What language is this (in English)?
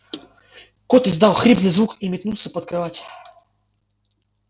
Russian